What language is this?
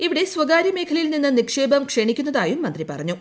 Malayalam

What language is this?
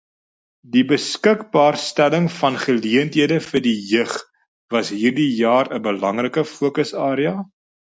Afrikaans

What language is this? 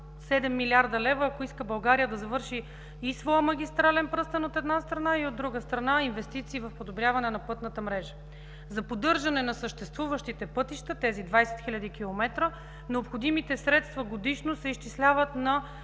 Bulgarian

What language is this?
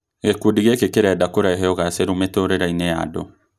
Kikuyu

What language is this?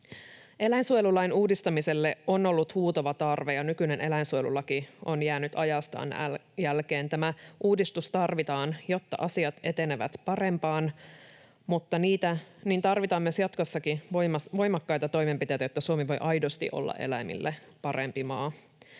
Finnish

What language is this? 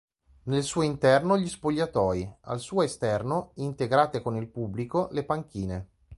Italian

